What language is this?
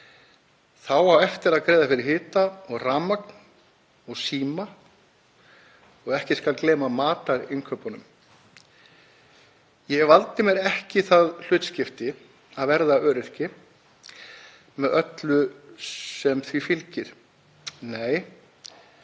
Icelandic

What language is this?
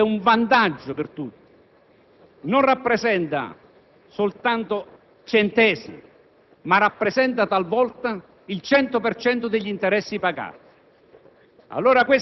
Italian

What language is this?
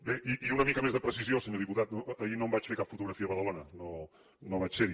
Catalan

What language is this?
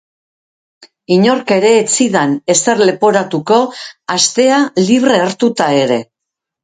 Basque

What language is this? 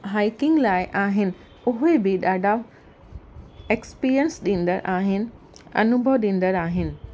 Sindhi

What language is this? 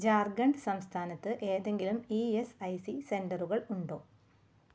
Malayalam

